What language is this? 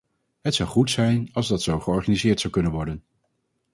Dutch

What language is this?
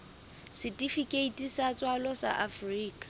Southern Sotho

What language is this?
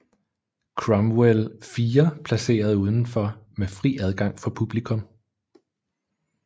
Danish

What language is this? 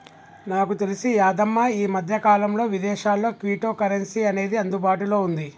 Telugu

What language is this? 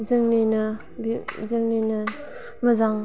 Bodo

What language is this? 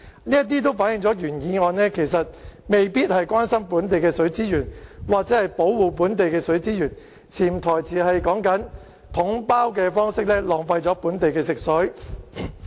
Cantonese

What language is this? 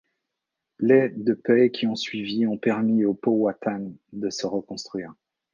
French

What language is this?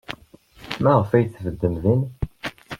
Kabyle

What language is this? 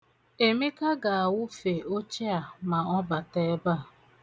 Igbo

